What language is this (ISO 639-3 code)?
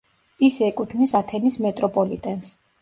kat